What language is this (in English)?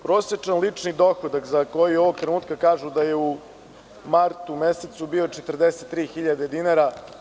Serbian